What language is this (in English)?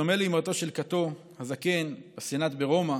Hebrew